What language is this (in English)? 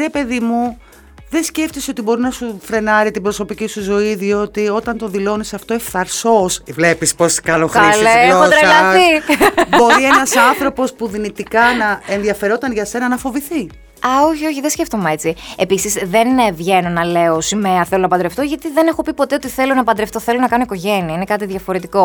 Greek